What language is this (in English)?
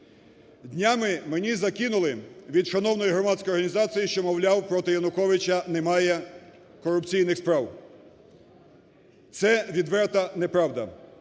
Ukrainian